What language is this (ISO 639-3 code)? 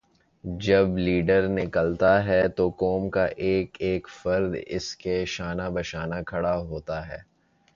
urd